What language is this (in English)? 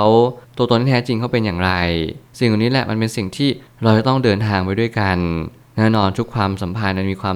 Thai